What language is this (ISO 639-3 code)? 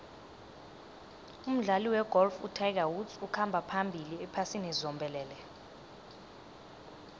nbl